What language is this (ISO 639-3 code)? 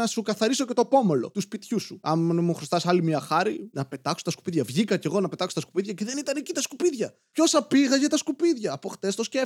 ell